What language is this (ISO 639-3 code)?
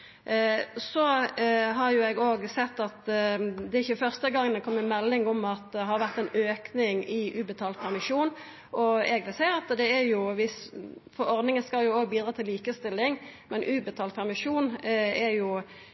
nno